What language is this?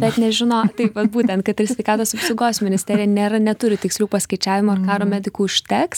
Lithuanian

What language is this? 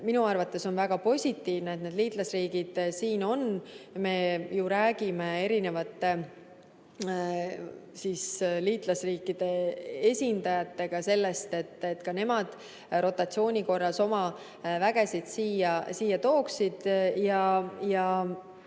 Estonian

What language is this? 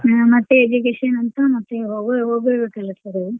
Kannada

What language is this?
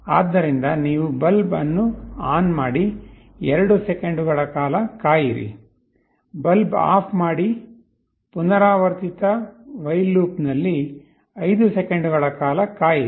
Kannada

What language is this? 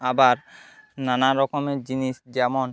Bangla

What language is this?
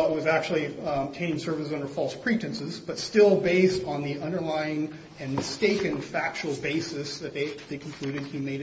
English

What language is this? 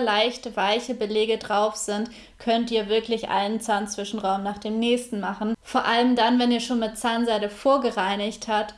German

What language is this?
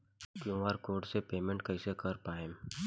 Bhojpuri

